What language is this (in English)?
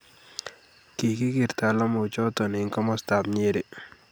Kalenjin